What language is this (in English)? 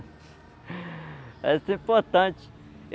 Portuguese